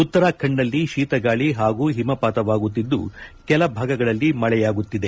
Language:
Kannada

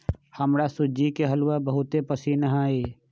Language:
Magahi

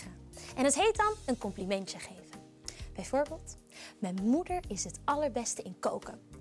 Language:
Dutch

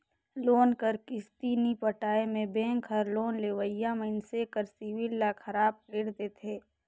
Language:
Chhattisgarhi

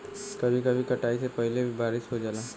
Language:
Bhojpuri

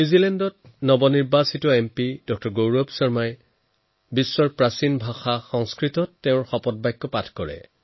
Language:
Assamese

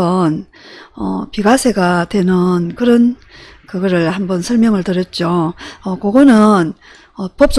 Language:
Korean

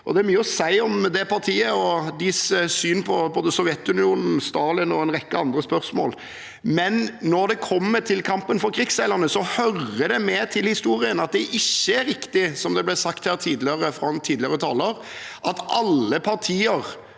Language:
Norwegian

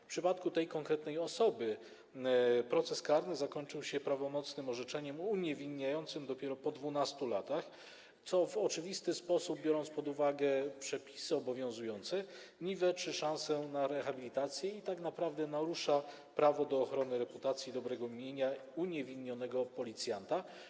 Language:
Polish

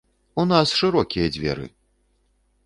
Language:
Belarusian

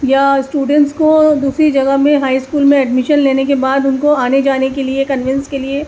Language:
Urdu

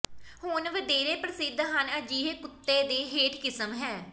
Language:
Punjabi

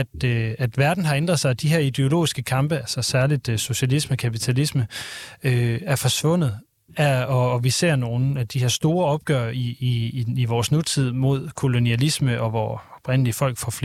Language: Danish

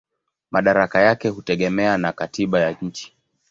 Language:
Swahili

